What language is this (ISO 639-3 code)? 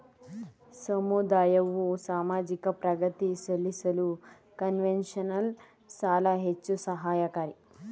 kan